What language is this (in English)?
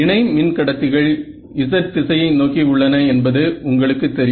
Tamil